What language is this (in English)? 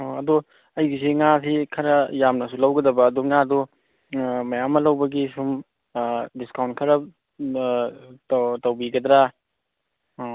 Manipuri